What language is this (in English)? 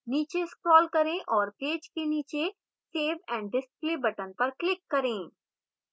Hindi